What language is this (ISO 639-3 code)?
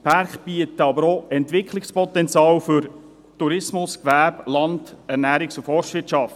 gsw